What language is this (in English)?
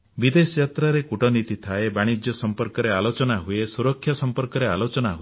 Odia